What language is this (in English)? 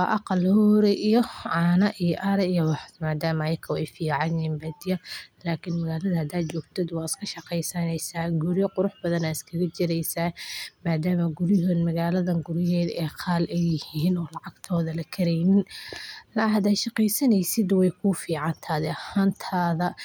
Somali